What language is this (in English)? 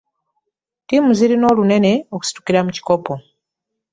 Ganda